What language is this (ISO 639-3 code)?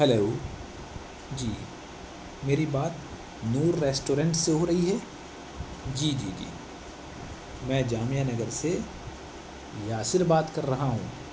urd